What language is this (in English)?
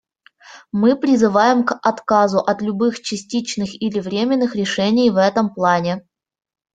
Russian